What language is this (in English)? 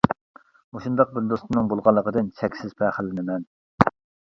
Uyghur